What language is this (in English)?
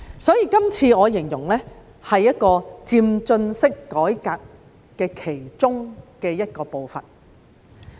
Cantonese